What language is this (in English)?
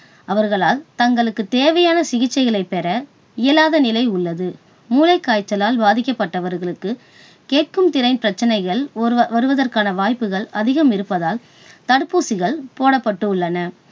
Tamil